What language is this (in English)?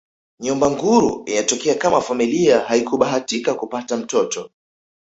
Swahili